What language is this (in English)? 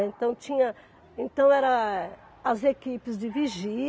Portuguese